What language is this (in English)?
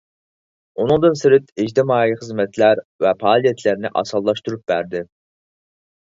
Uyghur